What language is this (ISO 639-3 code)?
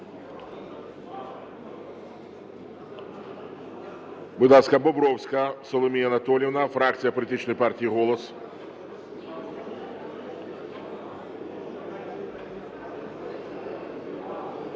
ukr